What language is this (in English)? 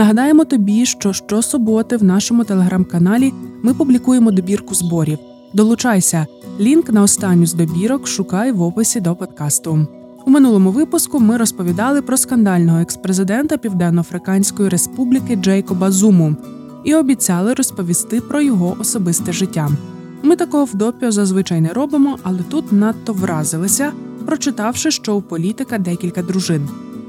Ukrainian